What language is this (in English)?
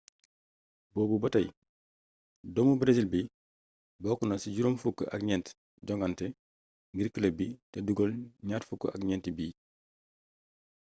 Wolof